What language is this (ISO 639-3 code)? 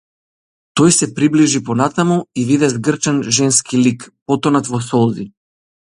mkd